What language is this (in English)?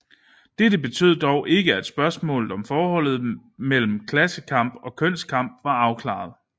Danish